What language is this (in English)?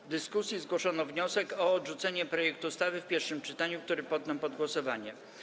Polish